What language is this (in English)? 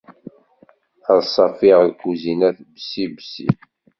Kabyle